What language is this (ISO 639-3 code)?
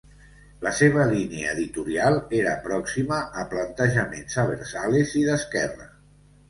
cat